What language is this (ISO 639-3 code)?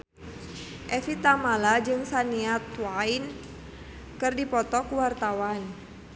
sun